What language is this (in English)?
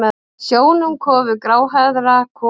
Icelandic